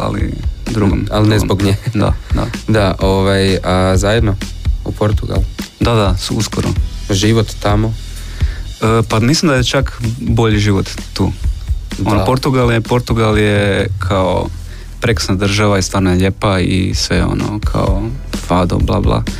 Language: Croatian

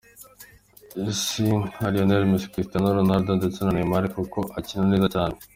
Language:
Kinyarwanda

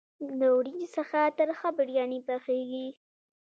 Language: Pashto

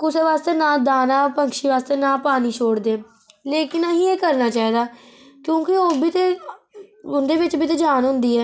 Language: Dogri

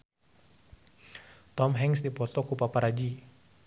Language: Sundanese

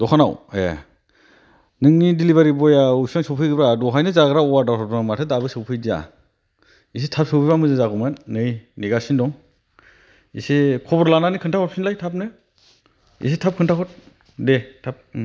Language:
Bodo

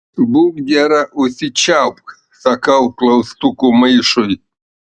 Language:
Lithuanian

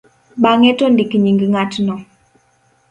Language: Luo (Kenya and Tanzania)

